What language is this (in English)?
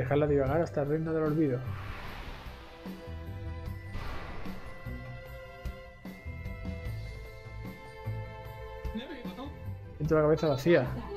Spanish